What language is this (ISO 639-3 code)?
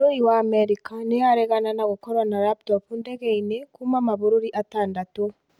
kik